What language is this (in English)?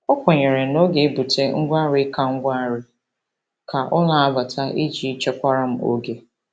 Igbo